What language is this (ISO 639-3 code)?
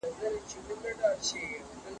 pus